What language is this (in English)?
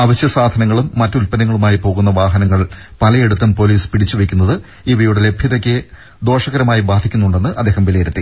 Malayalam